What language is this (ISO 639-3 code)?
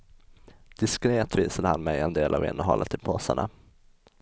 swe